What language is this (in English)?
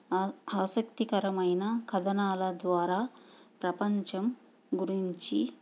Telugu